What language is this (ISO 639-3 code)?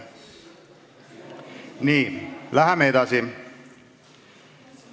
est